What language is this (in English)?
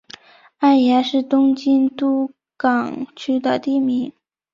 Chinese